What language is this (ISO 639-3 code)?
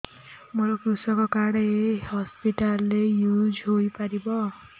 ori